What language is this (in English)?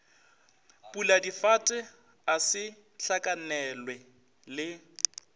Northern Sotho